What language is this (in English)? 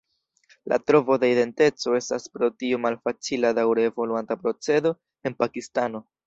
Esperanto